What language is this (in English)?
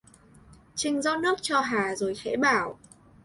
Vietnamese